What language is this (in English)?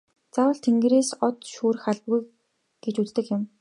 Mongolian